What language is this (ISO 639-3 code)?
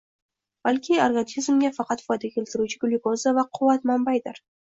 uzb